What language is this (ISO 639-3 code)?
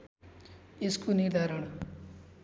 nep